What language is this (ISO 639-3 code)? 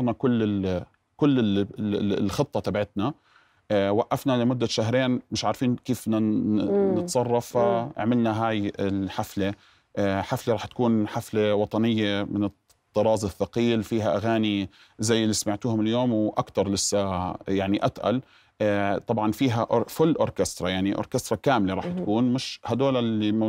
ara